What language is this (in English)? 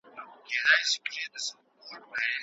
Pashto